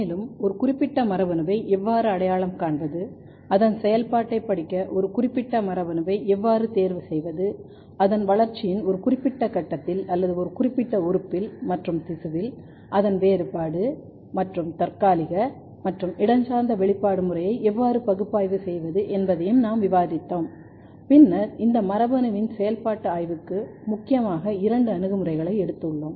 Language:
Tamil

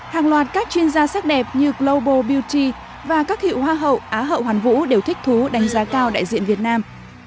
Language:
Vietnamese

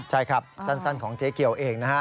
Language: Thai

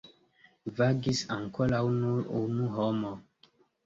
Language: Esperanto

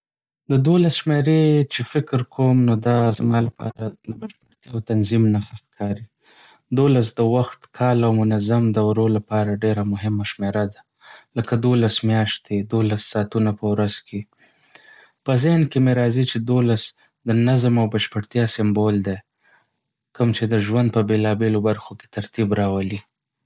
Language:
Pashto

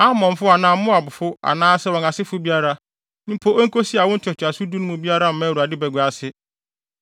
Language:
Akan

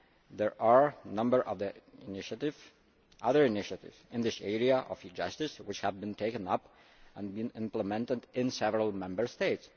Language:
English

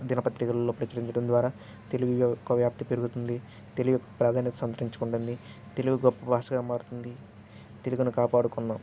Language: Telugu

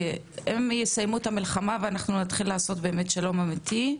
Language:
Hebrew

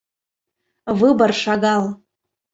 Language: Mari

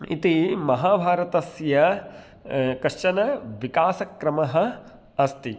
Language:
Sanskrit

